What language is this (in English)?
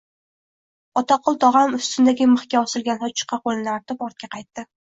Uzbek